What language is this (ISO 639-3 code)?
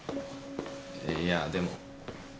jpn